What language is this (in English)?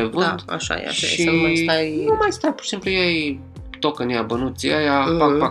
Romanian